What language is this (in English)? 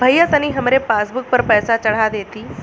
Bhojpuri